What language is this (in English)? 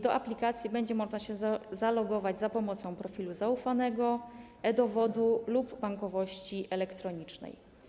Polish